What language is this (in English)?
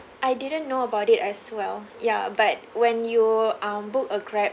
English